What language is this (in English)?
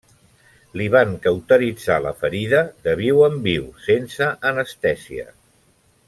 Catalan